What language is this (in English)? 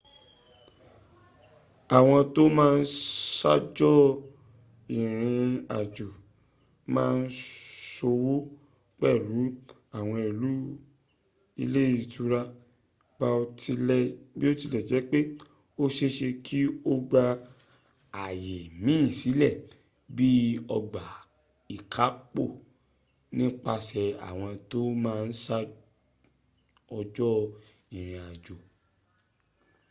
Yoruba